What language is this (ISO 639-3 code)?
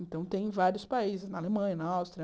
por